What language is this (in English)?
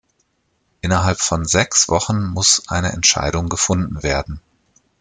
German